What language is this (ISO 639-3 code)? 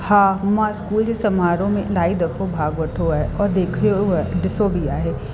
snd